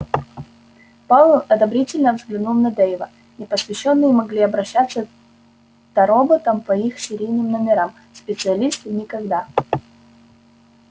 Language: Russian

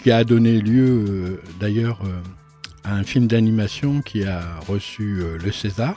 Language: French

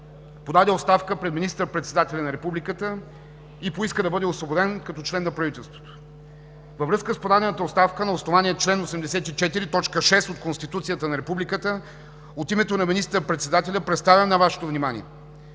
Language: Bulgarian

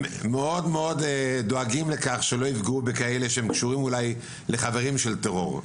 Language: Hebrew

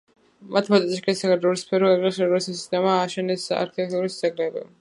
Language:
Georgian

